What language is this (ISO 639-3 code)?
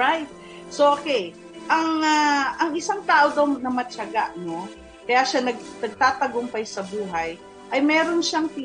fil